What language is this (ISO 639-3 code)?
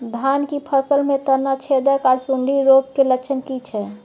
mai